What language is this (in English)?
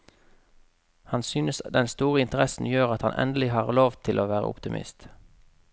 Norwegian